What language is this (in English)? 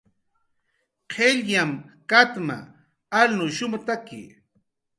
Jaqaru